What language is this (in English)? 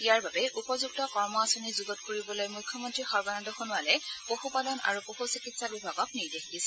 Assamese